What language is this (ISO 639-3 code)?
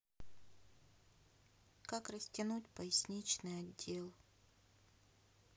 rus